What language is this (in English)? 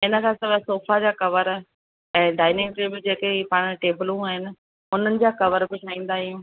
Sindhi